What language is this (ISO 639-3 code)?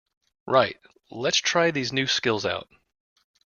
eng